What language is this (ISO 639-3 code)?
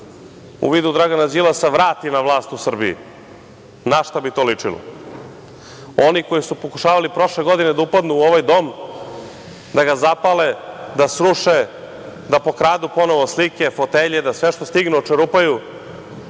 srp